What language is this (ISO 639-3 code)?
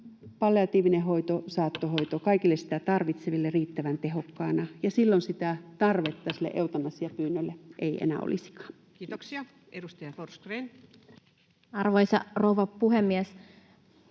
fin